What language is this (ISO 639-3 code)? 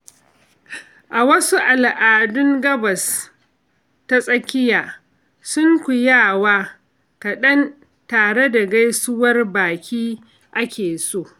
hau